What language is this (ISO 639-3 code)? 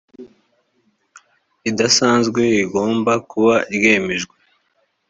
kin